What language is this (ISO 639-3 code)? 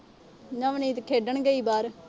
pan